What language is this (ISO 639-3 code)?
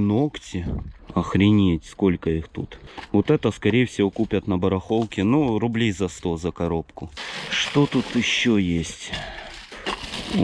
rus